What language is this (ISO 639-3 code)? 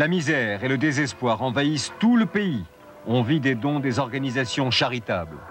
fra